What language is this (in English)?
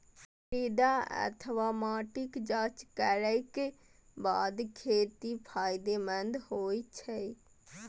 Maithili